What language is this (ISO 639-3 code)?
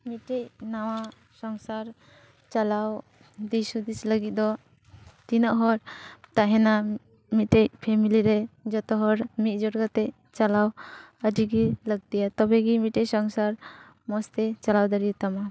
sat